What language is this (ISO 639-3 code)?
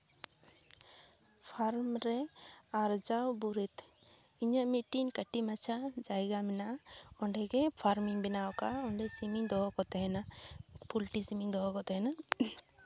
sat